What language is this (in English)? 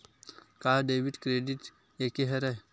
Chhattisgarhi